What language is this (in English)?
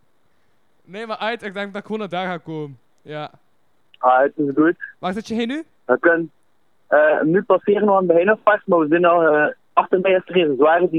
Dutch